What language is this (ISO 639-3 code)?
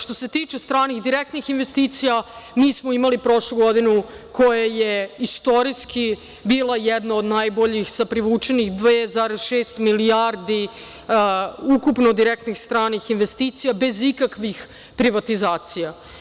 srp